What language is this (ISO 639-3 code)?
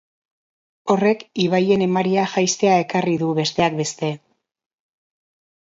eus